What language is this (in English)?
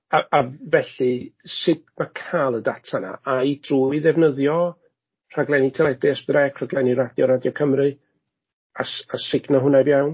Welsh